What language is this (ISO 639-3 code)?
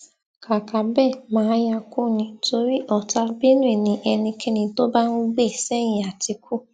yor